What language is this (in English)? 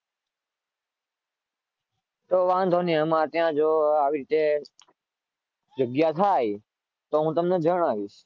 Gujarati